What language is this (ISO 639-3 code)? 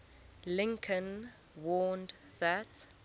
eng